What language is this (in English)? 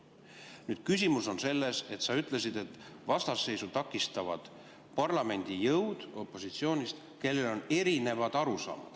Estonian